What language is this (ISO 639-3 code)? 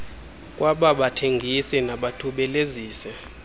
xho